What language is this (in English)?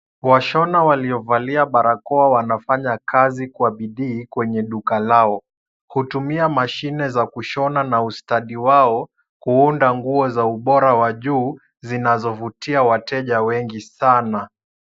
Swahili